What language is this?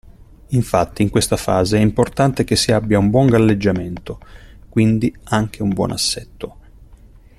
Italian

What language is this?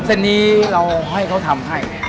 Thai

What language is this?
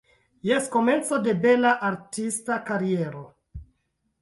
Esperanto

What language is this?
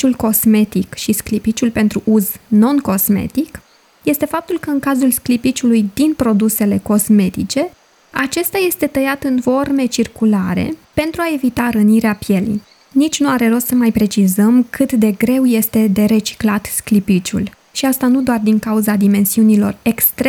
Romanian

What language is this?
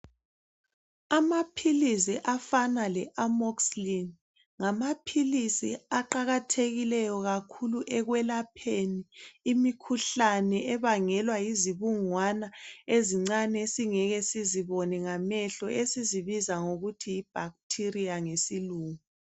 North Ndebele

